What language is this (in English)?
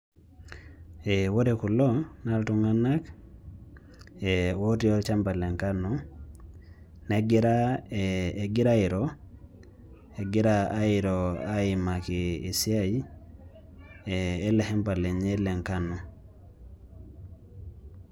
Masai